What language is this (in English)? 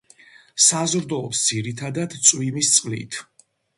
Georgian